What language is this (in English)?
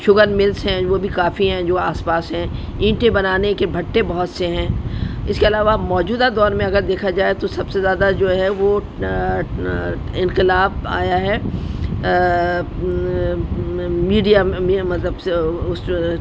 Urdu